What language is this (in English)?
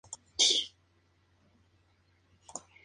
Spanish